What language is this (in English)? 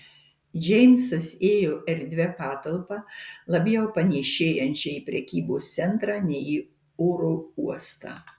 Lithuanian